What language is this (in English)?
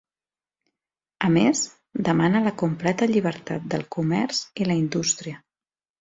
Catalan